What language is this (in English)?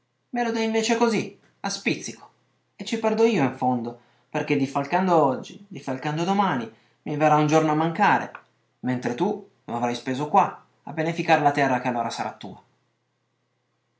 Italian